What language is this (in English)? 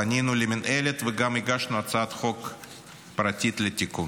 Hebrew